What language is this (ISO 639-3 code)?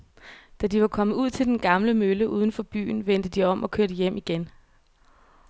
dan